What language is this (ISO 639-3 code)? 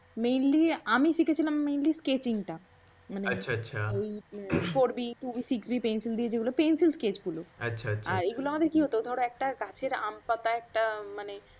ben